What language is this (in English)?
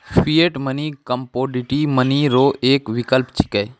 Maithili